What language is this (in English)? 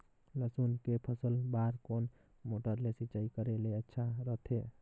Chhattisgarhi